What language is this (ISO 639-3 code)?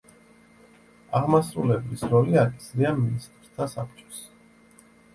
kat